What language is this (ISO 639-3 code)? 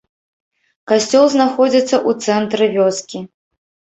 bel